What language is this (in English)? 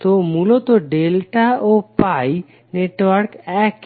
Bangla